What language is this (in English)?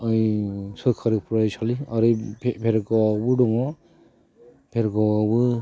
Bodo